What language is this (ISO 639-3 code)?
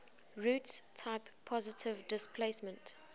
eng